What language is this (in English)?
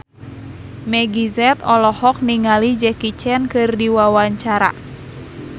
Sundanese